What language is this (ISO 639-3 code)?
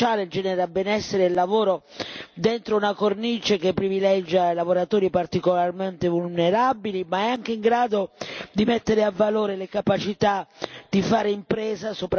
ita